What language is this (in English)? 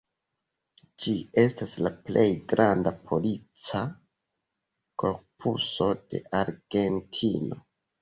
Esperanto